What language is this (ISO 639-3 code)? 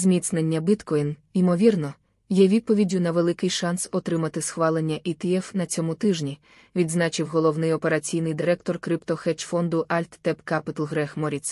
ukr